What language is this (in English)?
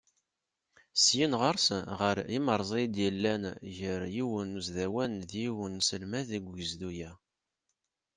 Kabyle